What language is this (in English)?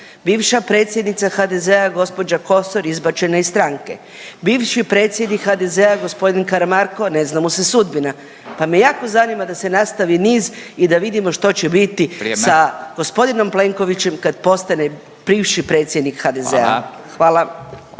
Croatian